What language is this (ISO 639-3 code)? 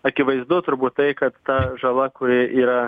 lit